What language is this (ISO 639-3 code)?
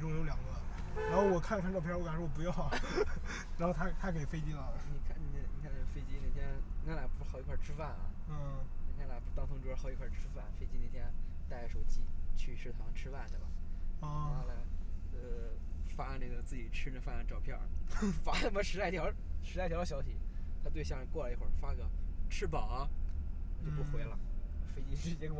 zho